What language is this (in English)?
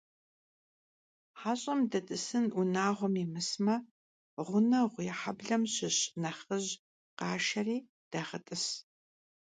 Kabardian